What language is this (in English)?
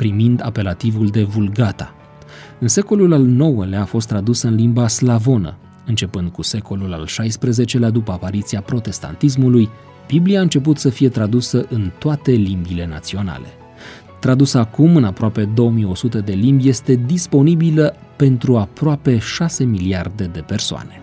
Romanian